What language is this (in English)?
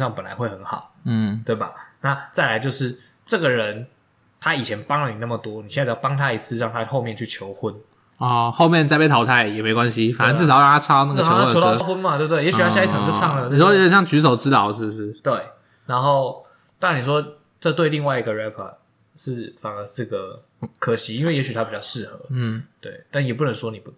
Chinese